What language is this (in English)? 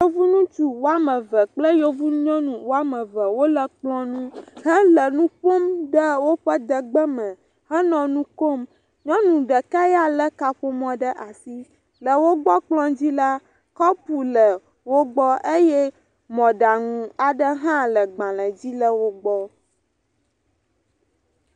Ewe